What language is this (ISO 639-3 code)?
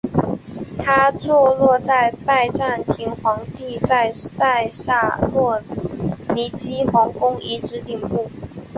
zho